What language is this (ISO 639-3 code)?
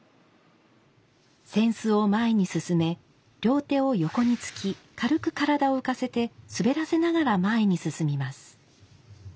jpn